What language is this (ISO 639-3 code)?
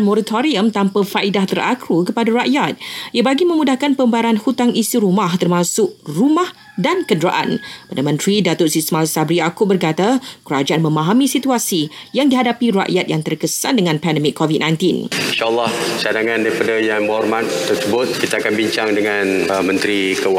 msa